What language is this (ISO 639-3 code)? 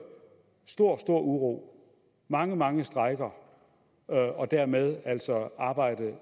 dan